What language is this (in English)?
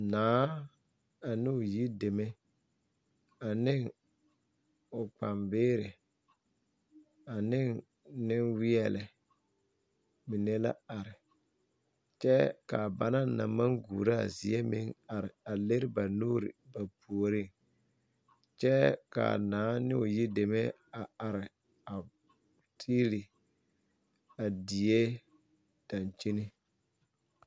Southern Dagaare